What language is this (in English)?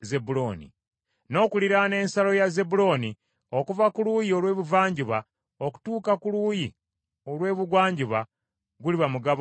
Ganda